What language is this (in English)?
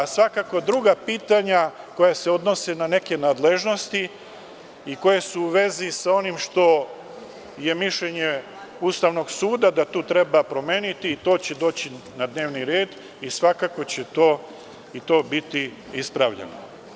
Serbian